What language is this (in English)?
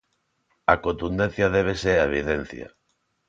Galician